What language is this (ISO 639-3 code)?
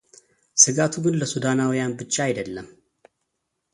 amh